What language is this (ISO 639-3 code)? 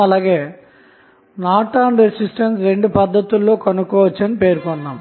tel